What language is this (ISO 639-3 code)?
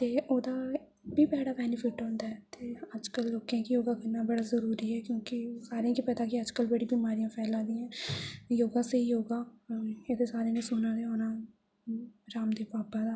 doi